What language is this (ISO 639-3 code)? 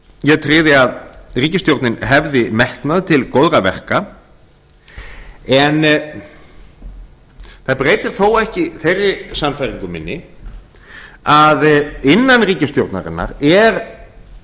isl